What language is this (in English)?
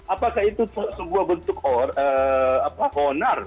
Indonesian